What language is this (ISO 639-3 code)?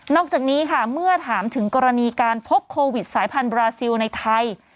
tha